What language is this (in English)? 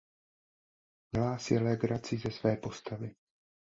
Czech